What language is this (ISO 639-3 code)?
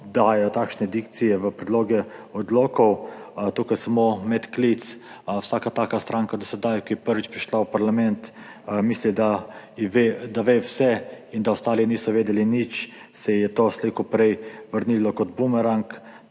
slv